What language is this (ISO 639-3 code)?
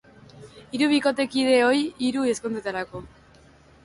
eus